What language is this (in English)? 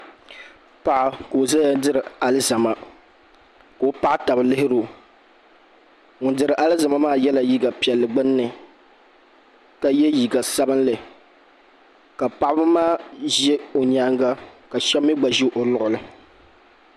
Dagbani